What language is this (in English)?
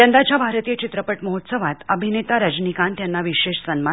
Marathi